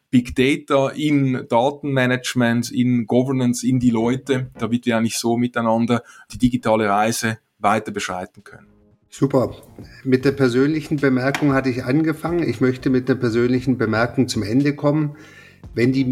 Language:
German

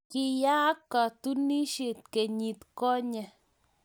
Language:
Kalenjin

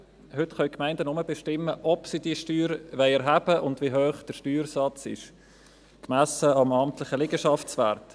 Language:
Swiss German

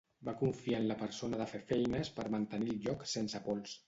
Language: Catalan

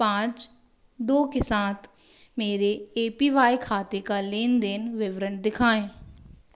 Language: Hindi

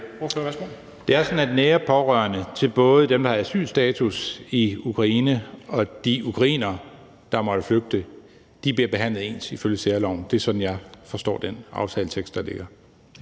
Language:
Danish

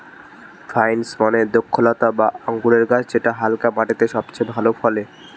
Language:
Bangla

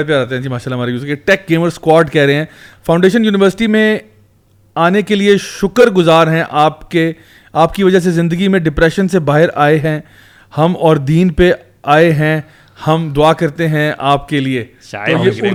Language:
Urdu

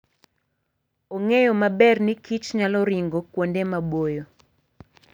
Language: Luo (Kenya and Tanzania)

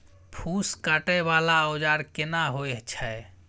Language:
Maithili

